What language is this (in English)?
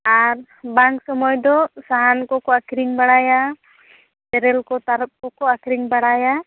Santali